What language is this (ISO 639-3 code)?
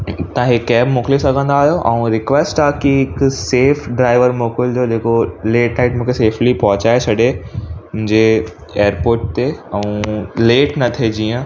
snd